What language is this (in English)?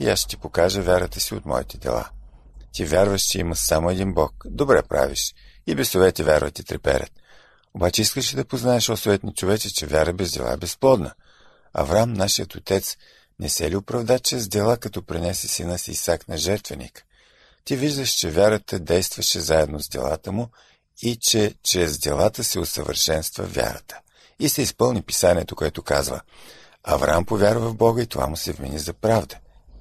Bulgarian